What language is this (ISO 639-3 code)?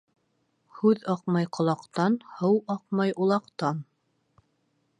bak